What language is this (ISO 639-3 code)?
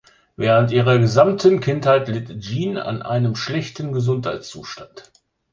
deu